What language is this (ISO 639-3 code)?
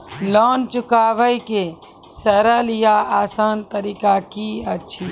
mai